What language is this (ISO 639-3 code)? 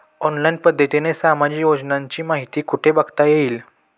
mar